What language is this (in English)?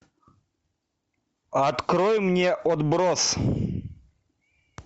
Russian